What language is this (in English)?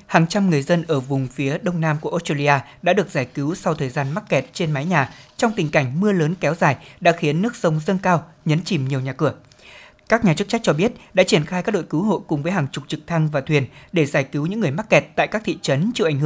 Vietnamese